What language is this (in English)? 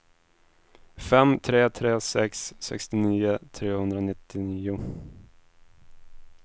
Swedish